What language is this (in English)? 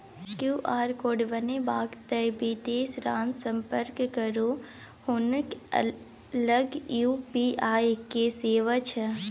Maithili